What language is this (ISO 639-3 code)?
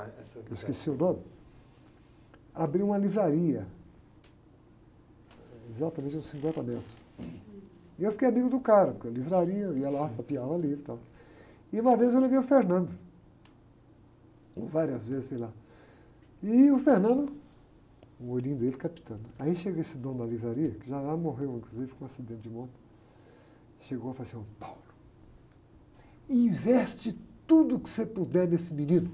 por